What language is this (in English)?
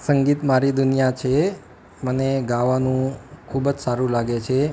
Gujarati